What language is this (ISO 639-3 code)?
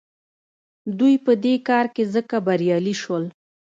pus